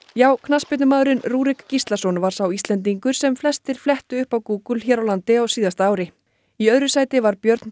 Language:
Icelandic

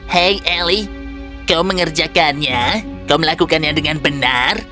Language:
Indonesian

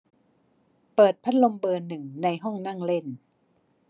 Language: Thai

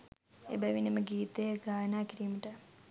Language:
Sinhala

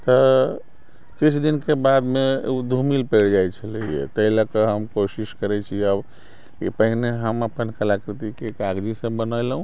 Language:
Maithili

